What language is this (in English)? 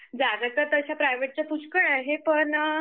Marathi